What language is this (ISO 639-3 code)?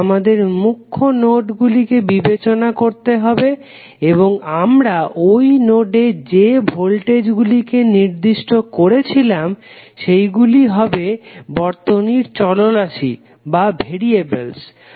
ben